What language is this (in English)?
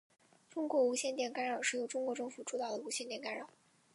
Chinese